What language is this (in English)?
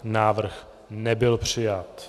Czech